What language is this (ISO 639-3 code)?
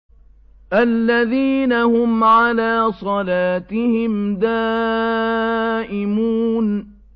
ara